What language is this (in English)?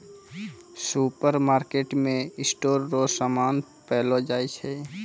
Maithili